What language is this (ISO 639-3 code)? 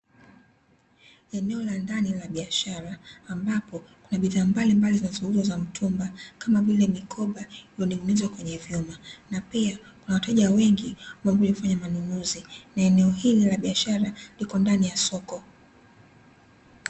swa